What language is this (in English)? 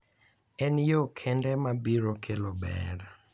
Luo (Kenya and Tanzania)